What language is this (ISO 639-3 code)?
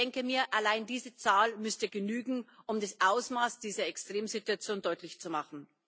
deu